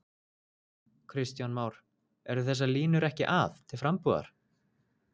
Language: Icelandic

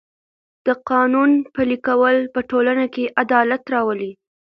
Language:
Pashto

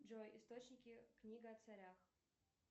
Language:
Russian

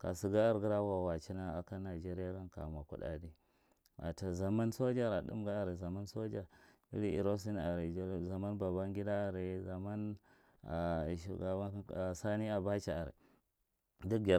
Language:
Marghi Central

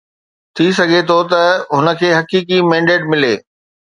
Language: Sindhi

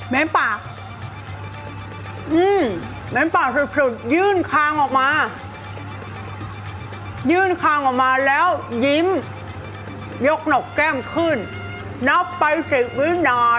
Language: Thai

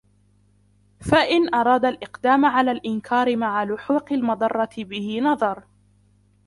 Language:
Arabic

